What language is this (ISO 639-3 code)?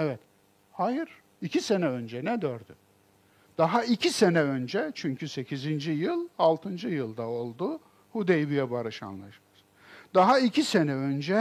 tur